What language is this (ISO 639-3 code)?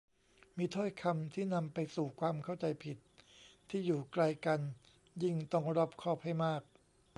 tha